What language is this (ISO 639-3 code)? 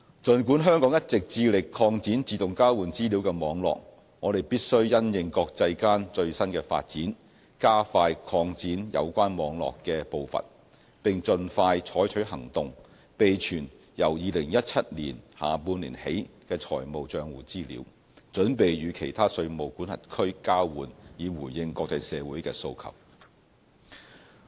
yue